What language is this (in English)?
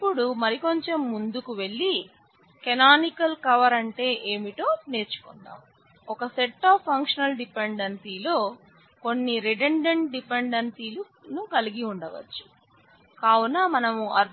Telugu